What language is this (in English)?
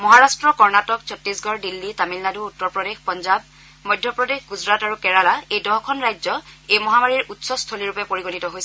Assamese